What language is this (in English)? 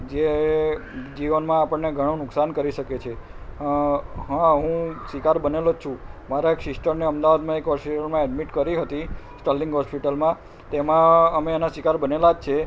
Gujarati